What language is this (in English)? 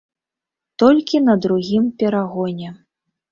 Belarusian